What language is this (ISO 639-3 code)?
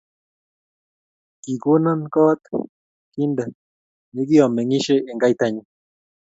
kln